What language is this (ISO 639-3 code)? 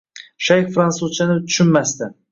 uzb